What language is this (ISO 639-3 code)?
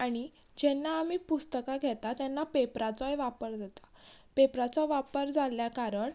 kok